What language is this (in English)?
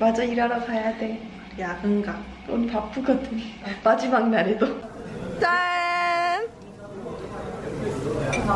Korean